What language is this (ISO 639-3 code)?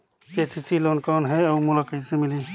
hne